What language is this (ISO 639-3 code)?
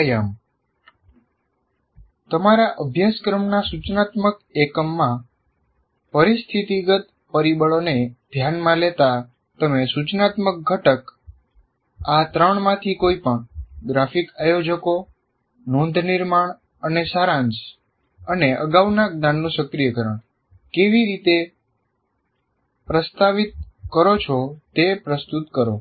guj